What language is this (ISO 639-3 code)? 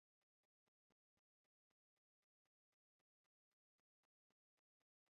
swa